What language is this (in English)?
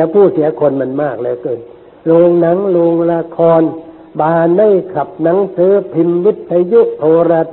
Thai